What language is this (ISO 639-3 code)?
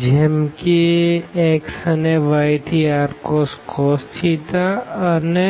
guj